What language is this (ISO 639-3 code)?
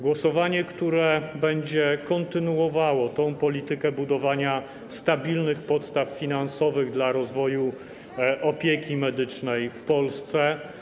pol